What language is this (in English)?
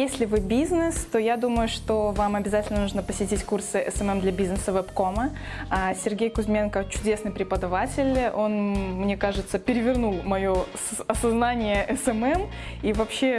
Russian